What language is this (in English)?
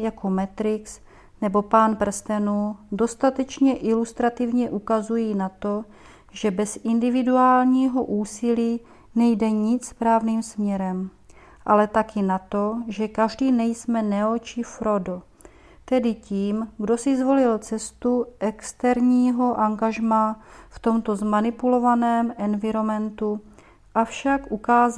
Czech